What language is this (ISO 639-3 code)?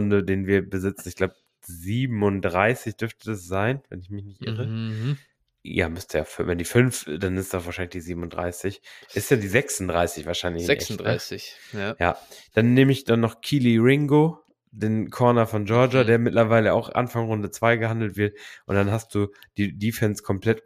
deu